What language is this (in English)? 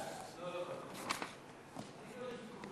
Hebrew